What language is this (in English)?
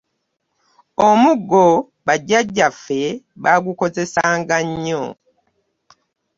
Ganda